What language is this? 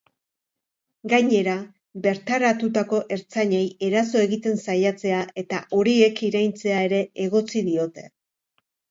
Basque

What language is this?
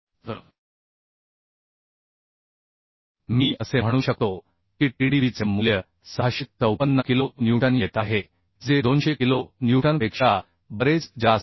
Marathi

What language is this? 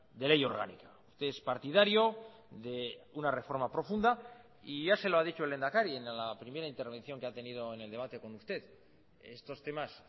Spanish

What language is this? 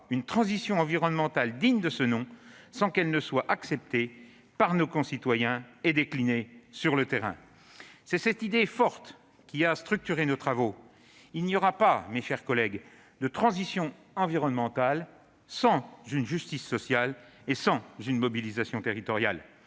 French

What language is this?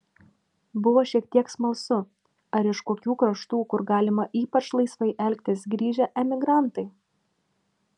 Lithuanian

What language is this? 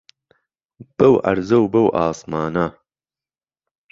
Central Kurdish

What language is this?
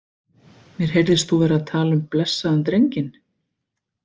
Icelandic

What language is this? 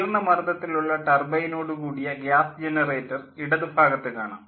Malayalam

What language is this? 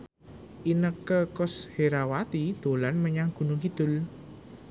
Javanese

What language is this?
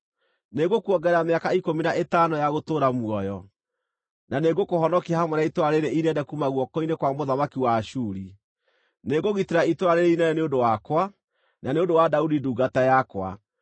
Kikuyu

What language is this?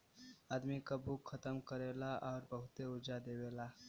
Bhojpuri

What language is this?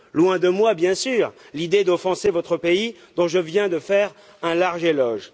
French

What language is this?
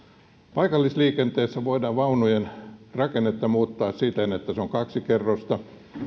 Finnish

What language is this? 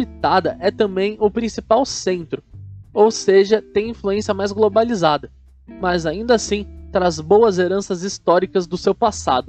Portuguese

